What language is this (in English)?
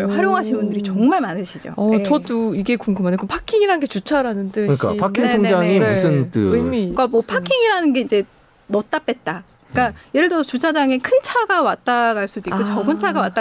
Korean